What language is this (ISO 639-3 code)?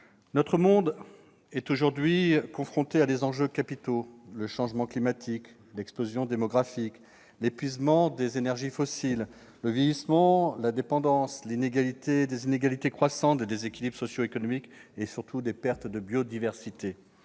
fra